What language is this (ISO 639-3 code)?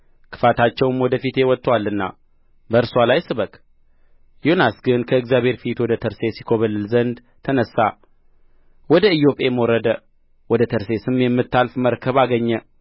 amh